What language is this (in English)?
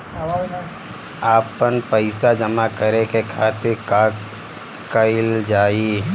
Bhojpuri